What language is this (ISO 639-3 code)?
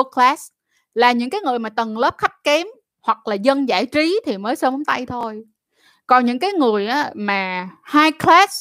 vie